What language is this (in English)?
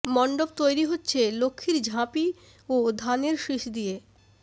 Bangla